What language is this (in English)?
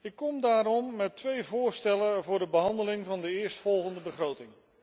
Dutch